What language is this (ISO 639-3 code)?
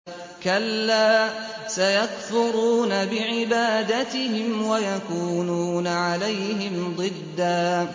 ara